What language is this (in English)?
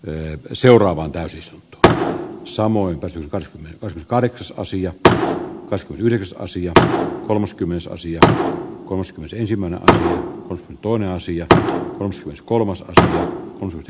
Finnish